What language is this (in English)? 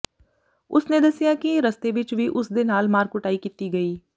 Punjabi